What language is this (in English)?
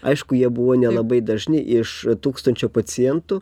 Lithuanian